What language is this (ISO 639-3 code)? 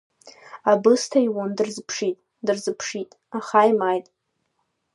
abk